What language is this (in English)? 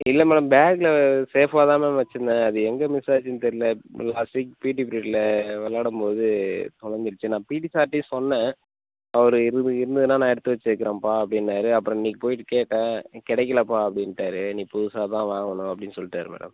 Tamil